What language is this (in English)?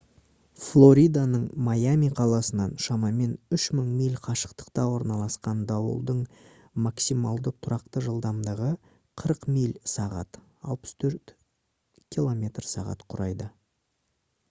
Kazakh